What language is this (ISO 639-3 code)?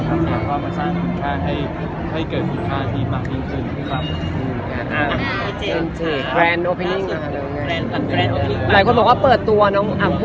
tha